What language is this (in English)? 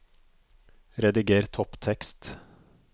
Norwegian